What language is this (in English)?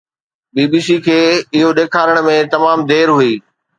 Sindhi